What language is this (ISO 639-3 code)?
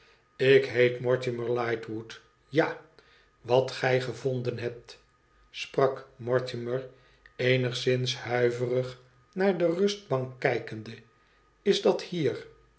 nld